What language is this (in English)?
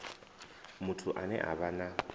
Venda